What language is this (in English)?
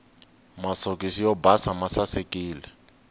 Tsonga